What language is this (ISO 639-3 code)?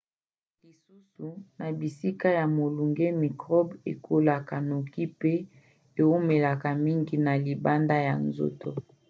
lin